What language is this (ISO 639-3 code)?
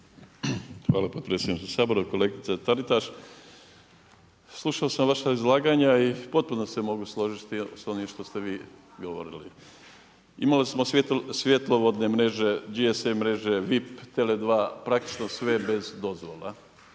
hrv